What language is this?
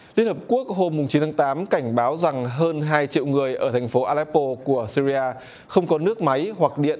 Vietnamese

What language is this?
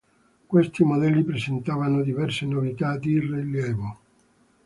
Italian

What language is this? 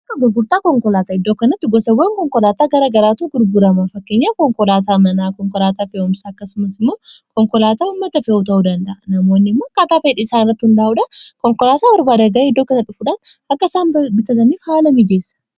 Oromo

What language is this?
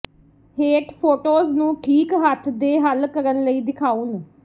Punjabi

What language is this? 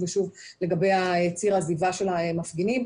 Hebrew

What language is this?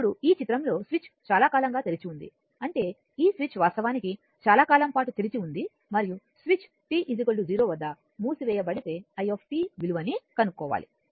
Telugu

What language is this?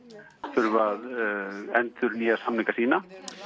Icelandic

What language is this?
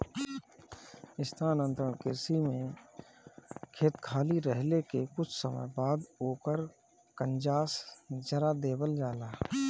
Bhojpuri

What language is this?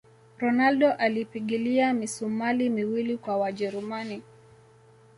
Swahili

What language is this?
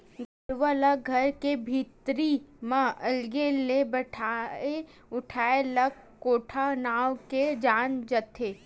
Chhattisgarhi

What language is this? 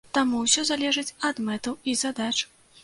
Belarusian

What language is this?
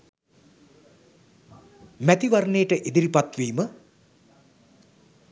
Sinhala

